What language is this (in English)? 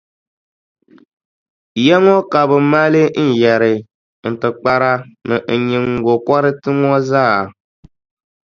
Dagbani